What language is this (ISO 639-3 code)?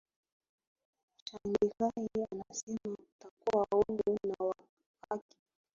swa